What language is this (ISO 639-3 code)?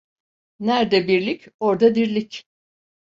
tur